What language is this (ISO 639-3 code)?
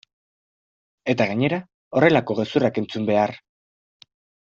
eus